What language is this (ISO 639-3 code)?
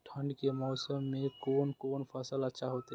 mai